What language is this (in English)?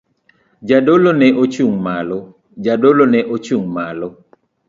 Luo (Kenya and Tanzania)